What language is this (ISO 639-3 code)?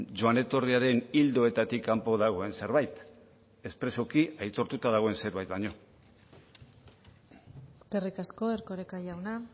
eus